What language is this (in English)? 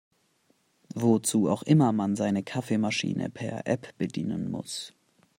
German